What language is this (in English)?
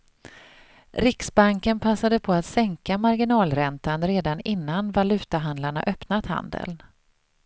Swedish